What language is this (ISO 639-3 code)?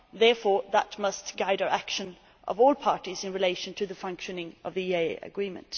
eng